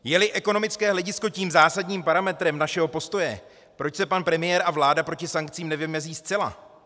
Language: Czech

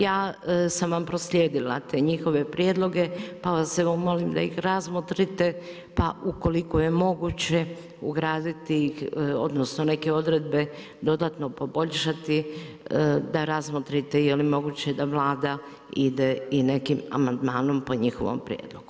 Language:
Croatian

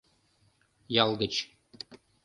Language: Mari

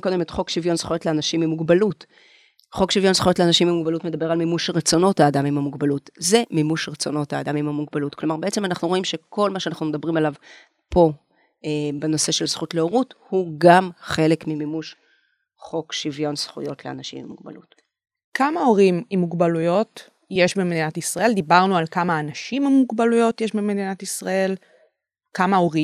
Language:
Hebrew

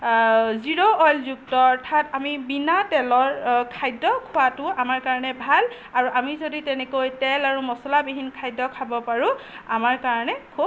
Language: Assamese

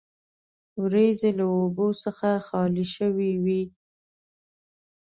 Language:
Pashto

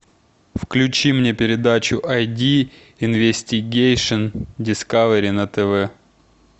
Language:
Russian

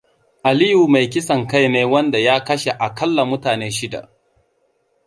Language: Hausa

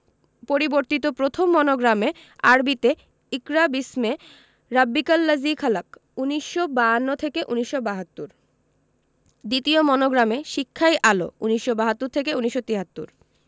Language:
Bangla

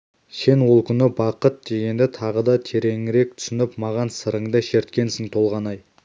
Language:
Kazakh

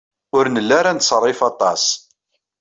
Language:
Kabyle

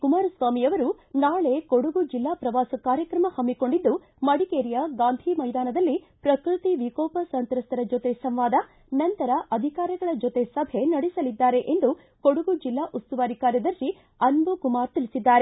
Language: Kannada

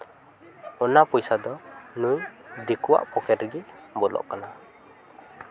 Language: Santali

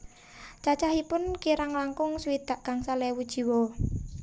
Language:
Javanese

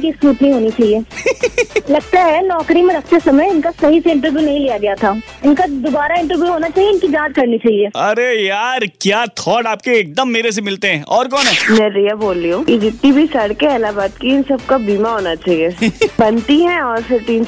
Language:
Hindi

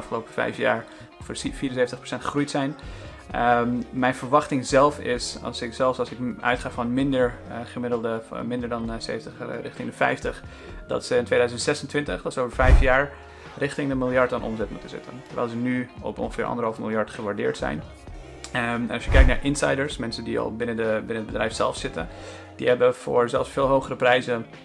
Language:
Dutch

